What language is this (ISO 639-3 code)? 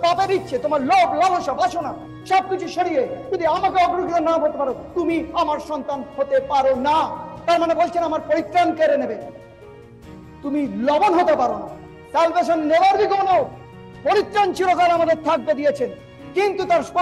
ben